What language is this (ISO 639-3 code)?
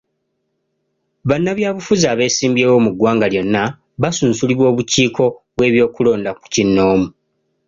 lug